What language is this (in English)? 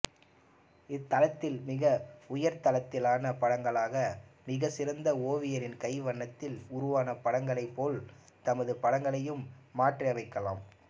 Tamil